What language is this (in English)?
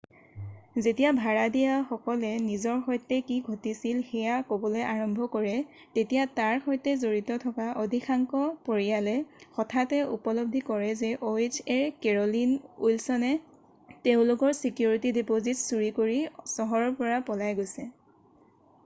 Assamese